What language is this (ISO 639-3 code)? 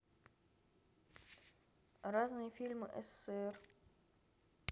rus